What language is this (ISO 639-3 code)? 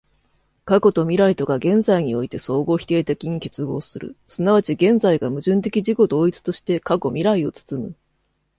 jpn